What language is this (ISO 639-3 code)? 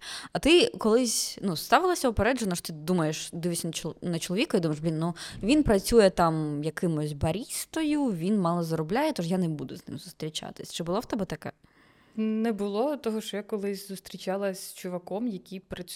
ukr